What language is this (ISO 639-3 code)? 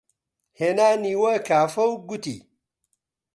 ckb